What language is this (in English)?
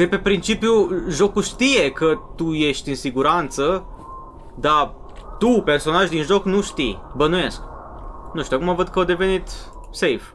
Romanian